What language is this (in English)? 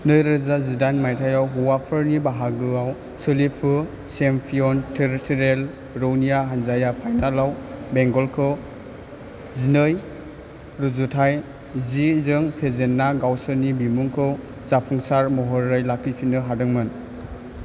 Bodo